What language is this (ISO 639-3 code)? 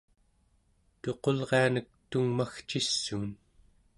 esu